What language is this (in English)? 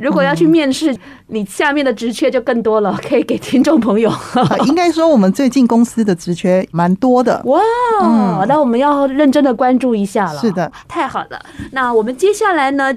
Chinese